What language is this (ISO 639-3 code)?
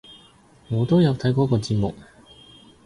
yue